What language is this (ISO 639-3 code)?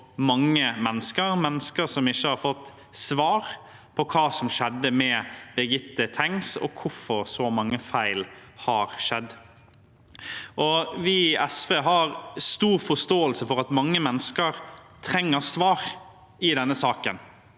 nor